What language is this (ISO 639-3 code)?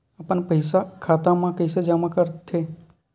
hne